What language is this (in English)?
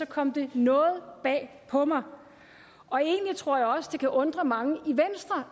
Danish